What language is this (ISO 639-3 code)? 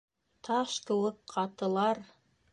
bak